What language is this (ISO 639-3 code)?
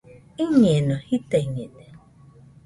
hux